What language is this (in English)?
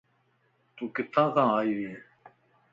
Lasi